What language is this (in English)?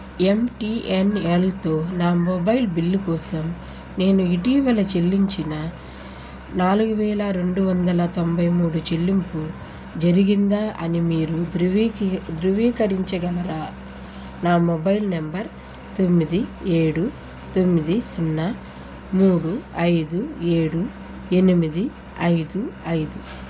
Telugu